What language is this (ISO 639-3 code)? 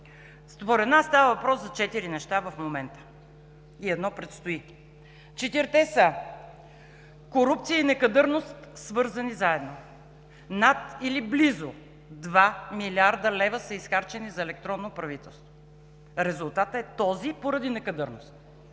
bul